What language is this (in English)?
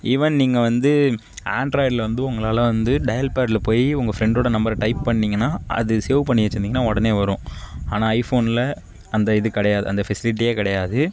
Tamil